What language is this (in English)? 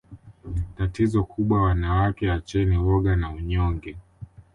Swahili